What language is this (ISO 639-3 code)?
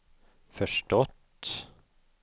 swe